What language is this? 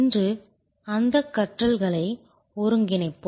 Tamil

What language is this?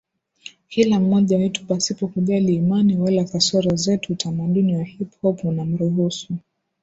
Swahili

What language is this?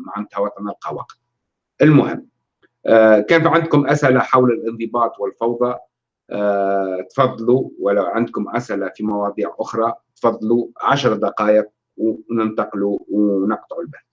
Arabic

